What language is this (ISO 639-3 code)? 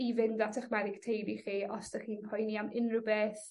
cym